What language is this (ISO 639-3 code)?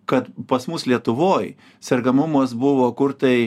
lit